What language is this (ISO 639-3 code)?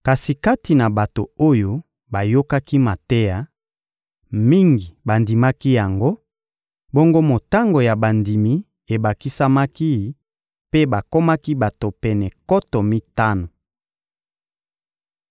lin